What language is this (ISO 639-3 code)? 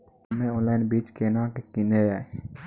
mai